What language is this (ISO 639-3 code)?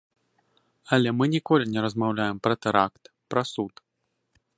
bel